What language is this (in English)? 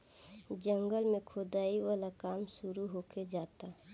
Bhojpuri